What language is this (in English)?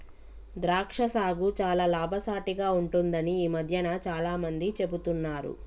Telugu